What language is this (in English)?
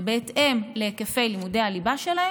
Hebrew